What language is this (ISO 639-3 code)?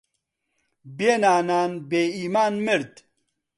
ckb